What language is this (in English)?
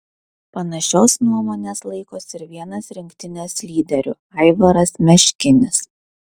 Lithuanian